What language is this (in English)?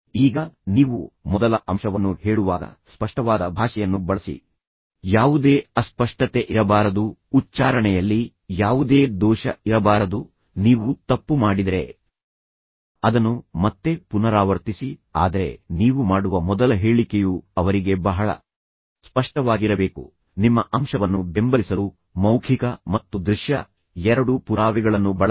Kannada